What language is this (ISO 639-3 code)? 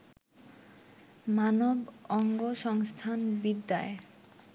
ben